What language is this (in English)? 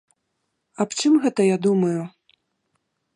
Belarusian